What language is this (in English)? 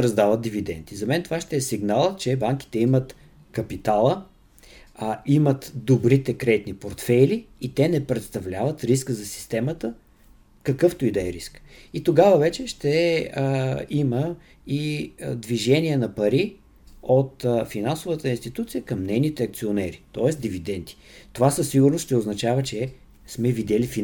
Bulgarian